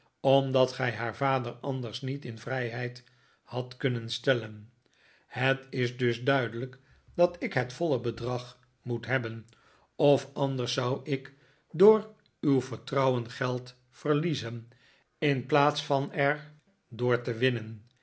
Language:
Dutch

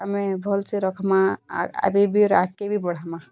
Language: Odia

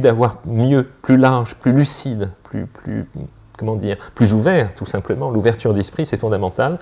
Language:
French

